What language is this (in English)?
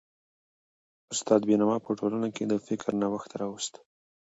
Pashto